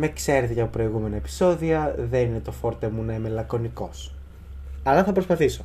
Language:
Greek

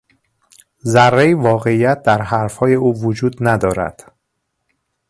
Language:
Persian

